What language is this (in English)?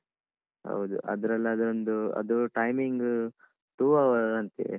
Kannada